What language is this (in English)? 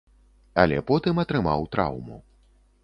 Belarusian